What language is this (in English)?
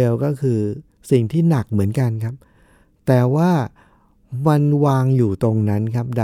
Thai